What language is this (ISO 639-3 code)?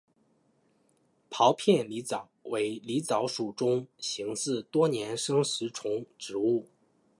zho